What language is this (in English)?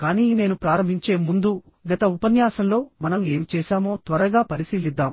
Telugu